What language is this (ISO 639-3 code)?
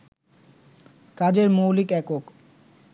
ben